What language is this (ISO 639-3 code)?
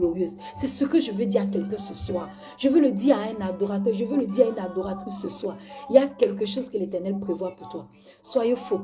fra